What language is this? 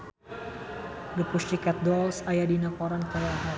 Sundanese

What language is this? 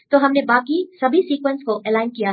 Hindi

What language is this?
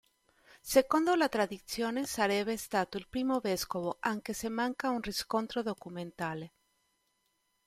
Italian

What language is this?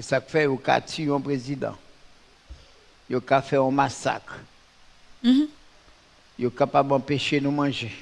French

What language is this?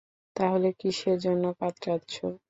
Bangla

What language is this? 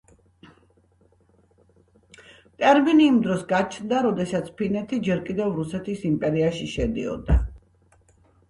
Georgian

